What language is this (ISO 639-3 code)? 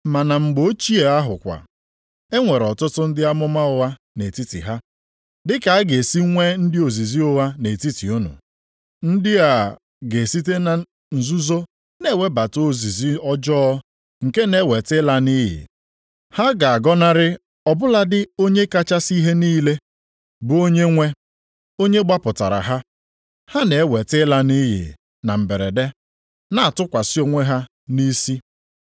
ibo